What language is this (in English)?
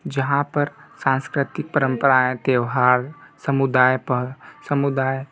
Hindi